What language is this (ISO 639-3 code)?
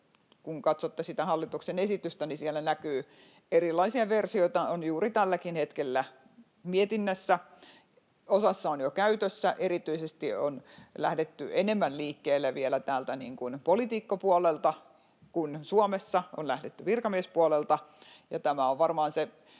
fin